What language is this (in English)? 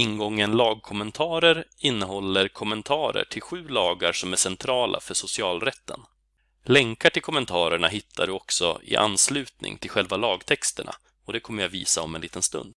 Swedish